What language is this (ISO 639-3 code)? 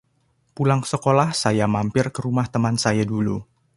ind